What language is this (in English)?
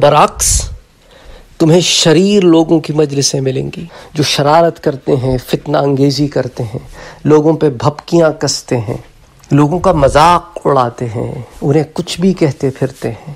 Italian